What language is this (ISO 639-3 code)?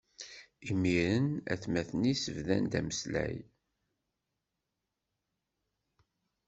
kab